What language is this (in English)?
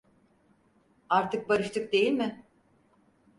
Turkish